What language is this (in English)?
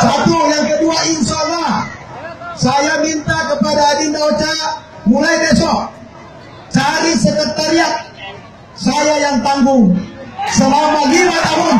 Indonesian